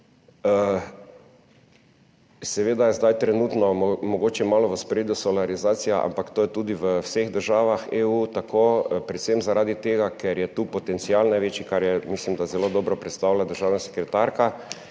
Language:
Slovenian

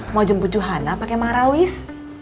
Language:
Indonesian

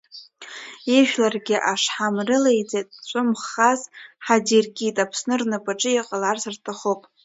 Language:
Abkhazian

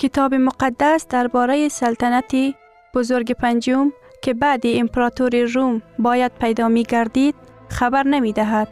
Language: Persian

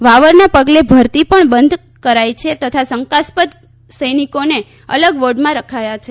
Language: Gujarati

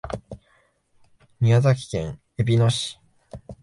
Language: Japanese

